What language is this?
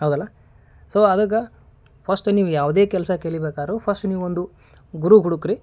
Kannada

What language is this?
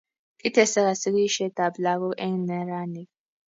Kalenjin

